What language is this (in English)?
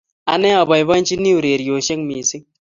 Kalenjin